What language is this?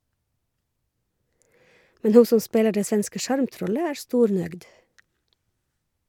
Norwegian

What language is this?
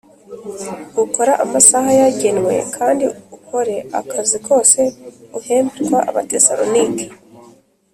Kinyarwanda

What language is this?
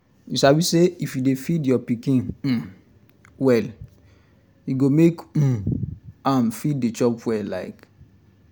Nigerian Pidgin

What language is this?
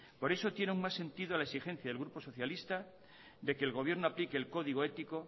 Spanish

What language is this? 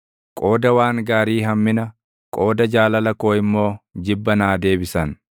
Oromo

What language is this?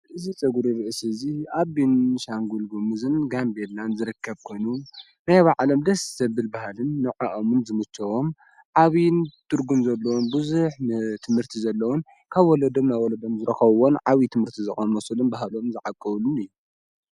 Tigrinya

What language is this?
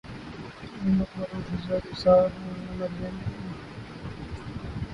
Urdu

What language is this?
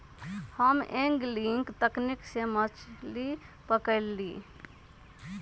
Magahi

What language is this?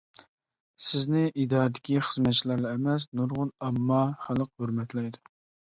Uyghur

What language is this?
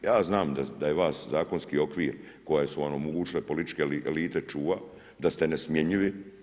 Croatian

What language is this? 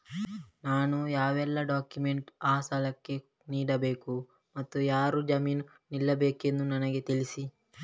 Kannada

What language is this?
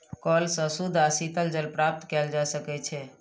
Maithili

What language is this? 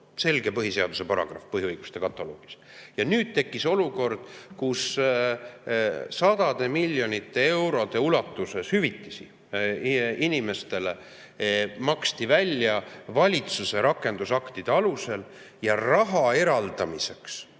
Estonian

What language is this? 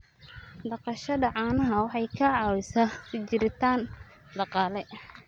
Somali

